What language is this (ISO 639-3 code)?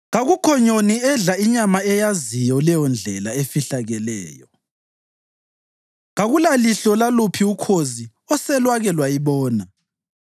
nde